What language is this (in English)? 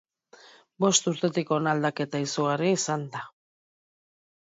Basque